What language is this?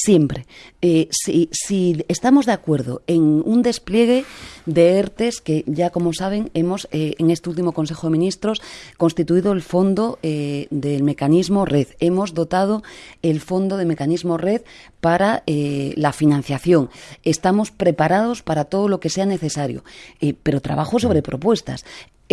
Spanish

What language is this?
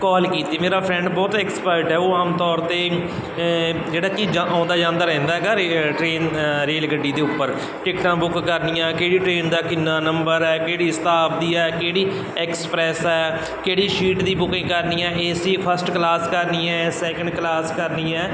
Punjabi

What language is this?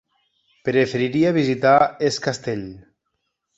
Catalan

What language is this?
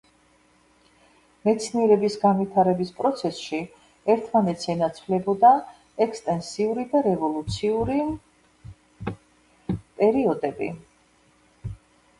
Georgian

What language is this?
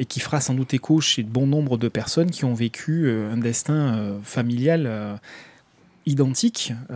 French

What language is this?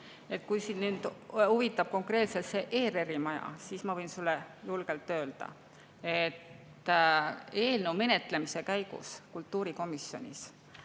Estonian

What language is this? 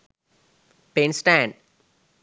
Sinhala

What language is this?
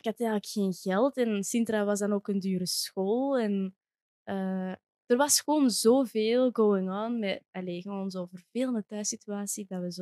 Dutch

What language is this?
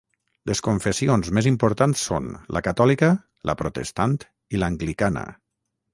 Catalan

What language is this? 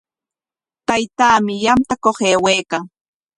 Corongo Ancash Quechua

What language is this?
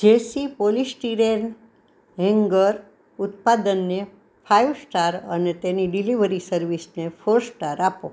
Gujarati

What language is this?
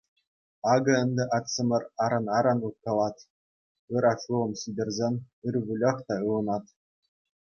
Chuvash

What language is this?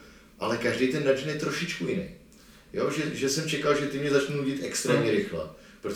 Czech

